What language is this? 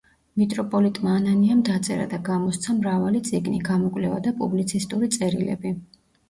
Georgian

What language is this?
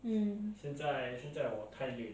English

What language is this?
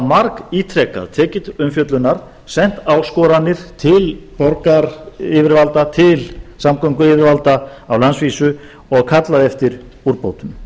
Icelandic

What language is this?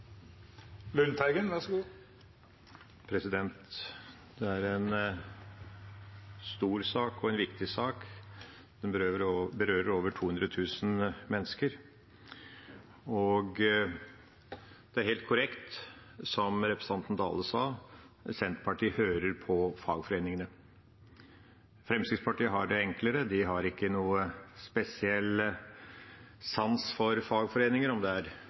Norwegian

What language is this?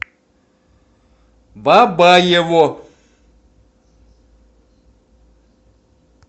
Russian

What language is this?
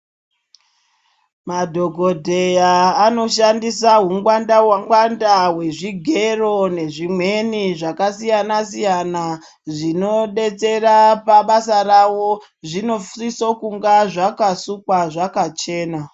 Ndau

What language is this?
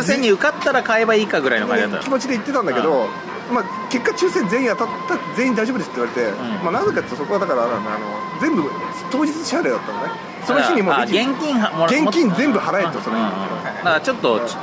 Japanese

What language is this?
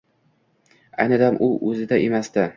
Uzbek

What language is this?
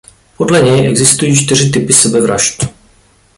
Czech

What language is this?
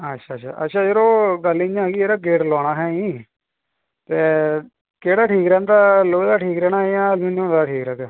Dogri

